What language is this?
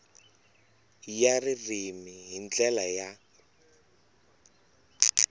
Tsonga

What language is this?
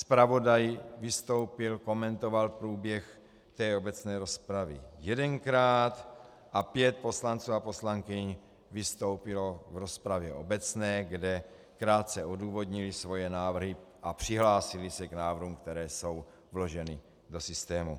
Czech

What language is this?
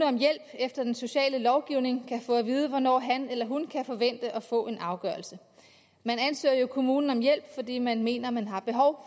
Danish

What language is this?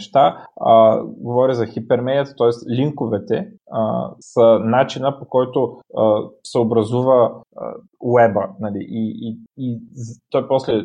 Bulgarian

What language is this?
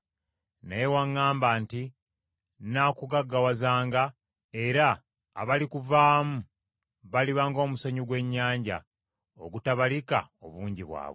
Ganda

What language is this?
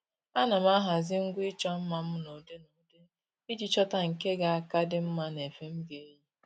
Igbo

